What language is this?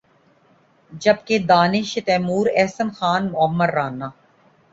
Urdu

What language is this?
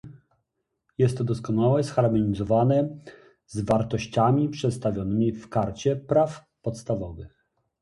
Polish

